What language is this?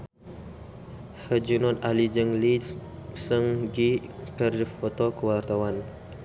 Sundanese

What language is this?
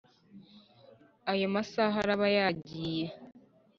Kinyarwanda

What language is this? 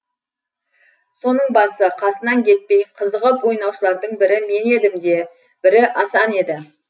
Kazakh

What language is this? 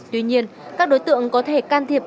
Vietnamese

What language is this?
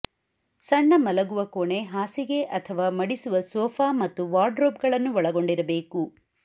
Kannada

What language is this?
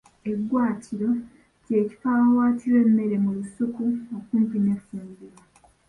Ganda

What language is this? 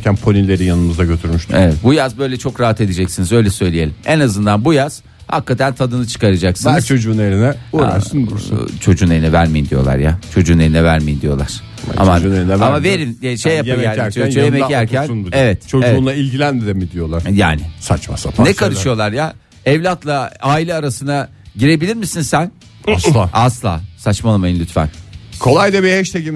Turkish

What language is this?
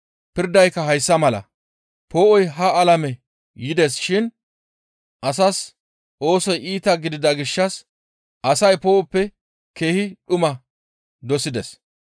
Gamo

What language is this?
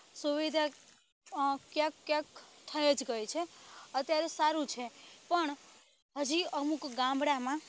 Gujarati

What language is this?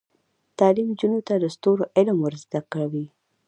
Pashto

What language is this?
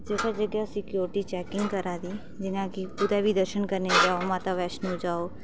Dogri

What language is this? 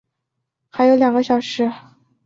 Chinese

